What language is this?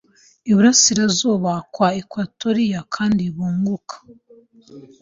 Kinyarwanda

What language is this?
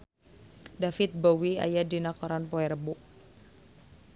Sundanese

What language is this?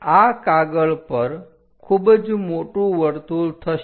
Gujarati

